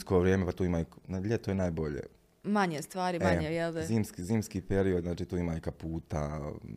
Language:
Croatian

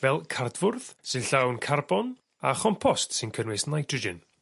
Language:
Welsh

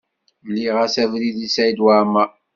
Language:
Kabyle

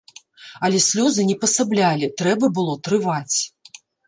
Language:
Belarusian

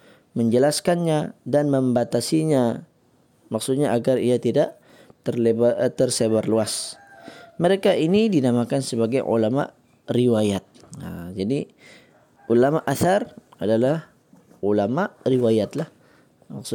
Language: Malay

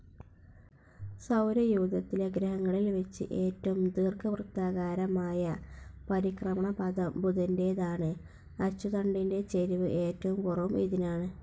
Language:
Malayalam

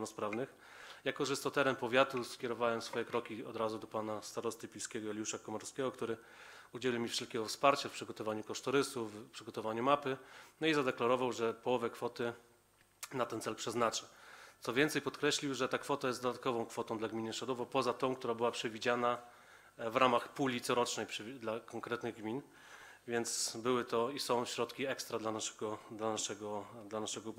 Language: Polish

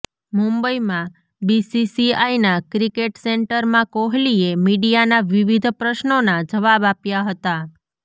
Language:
Gujarati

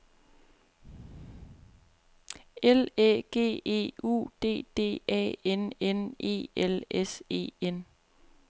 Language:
Danish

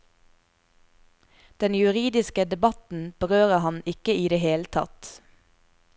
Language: Norwegian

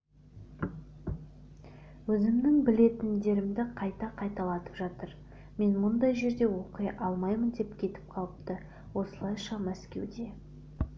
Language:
Kazakh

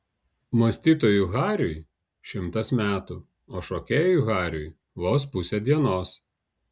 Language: Lithuanian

